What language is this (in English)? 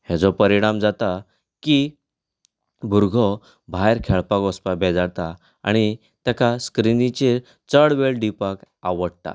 Konkani